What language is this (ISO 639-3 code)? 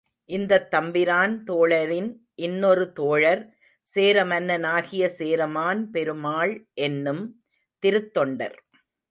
tam